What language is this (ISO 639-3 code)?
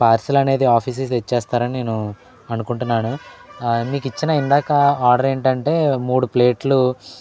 tel